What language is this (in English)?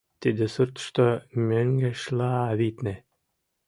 Mari